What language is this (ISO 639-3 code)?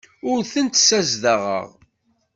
kab